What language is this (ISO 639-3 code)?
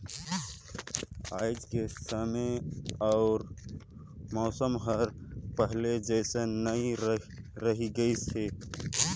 hne